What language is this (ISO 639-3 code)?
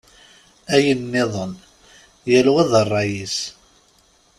kab